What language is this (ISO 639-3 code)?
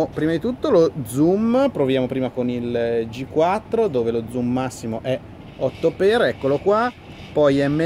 ita